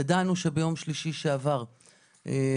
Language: Hebrew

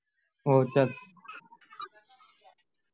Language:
Gujarati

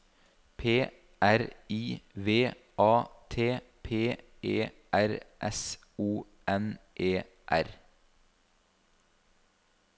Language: Norwegian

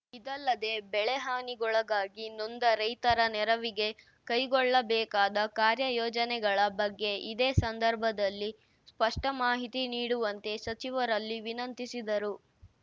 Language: Kannada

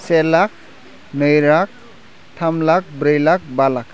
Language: Bodo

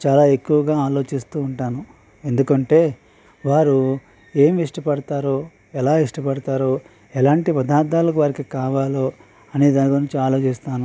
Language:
Telugu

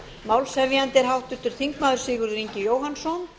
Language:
Icelandic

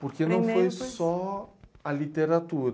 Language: Portuguese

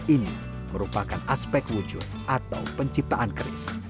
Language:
Indonesian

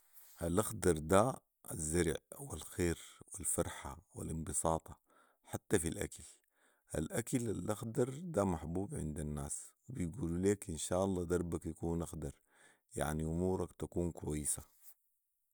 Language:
Sudanese Arabic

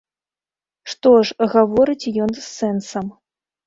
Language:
Belarusian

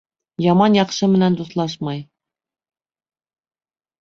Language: Bashkir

